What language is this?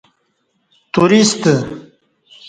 Kati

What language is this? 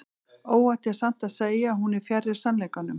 Icelandic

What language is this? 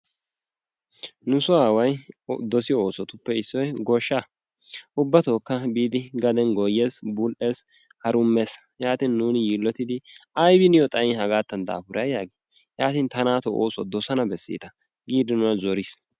Wolaytta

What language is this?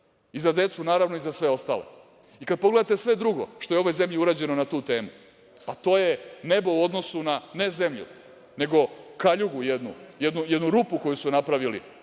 Serbian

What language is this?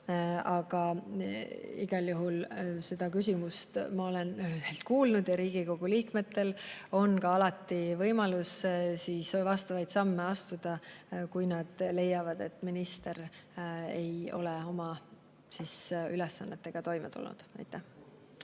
Estonian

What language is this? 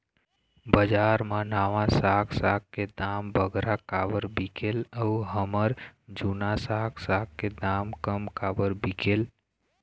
Chhattisgarhi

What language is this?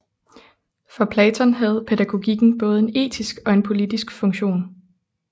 Danish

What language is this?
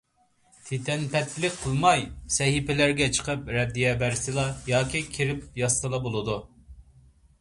Uyghur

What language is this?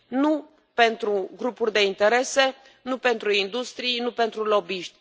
Romanian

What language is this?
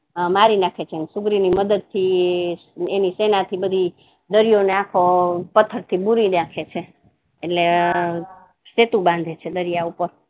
Gujarati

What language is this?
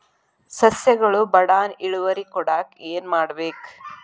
Kannada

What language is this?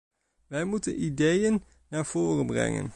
Dutch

